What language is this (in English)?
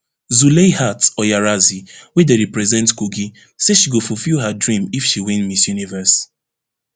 Nigerian Pidgin